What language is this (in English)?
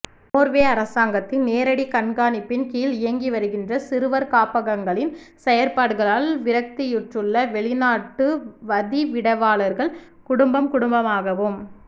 Tamil